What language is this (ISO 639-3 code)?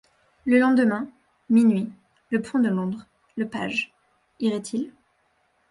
fra